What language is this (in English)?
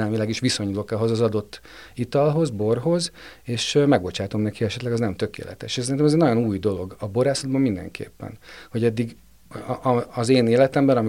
Hungarian